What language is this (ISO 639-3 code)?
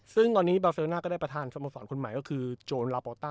tha